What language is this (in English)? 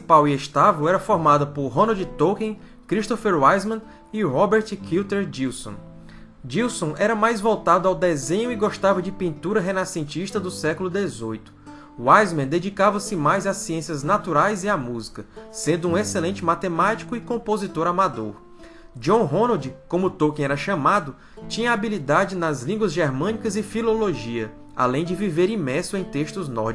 Portuguese